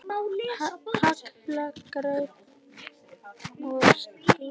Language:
Icelandic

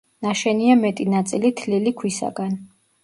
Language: Georgian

